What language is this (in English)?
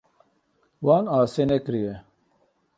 Kurdish